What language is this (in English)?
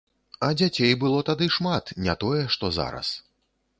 Belarusian